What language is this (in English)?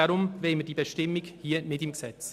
Swiss German